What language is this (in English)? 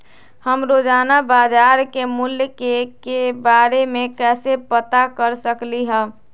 Magahi